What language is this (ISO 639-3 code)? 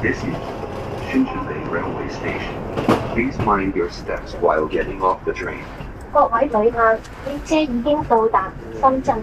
ron